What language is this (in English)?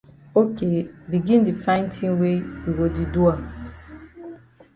Cameroon Pidgin